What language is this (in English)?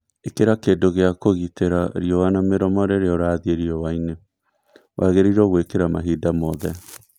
Kikuyu